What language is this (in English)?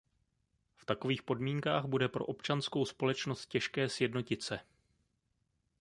Czech